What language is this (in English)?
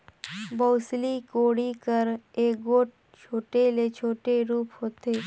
Chhattisgarhi